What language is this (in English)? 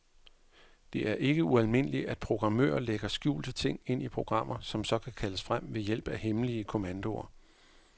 Danish